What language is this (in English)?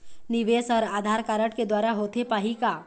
Chhattisgarhi